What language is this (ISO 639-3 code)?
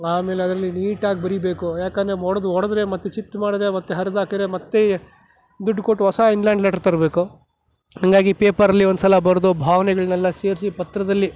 kan